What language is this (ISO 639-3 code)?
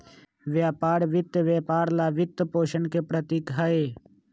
mag